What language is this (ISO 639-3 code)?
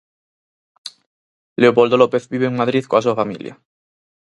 glg